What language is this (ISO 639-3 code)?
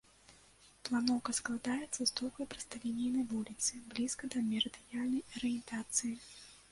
bel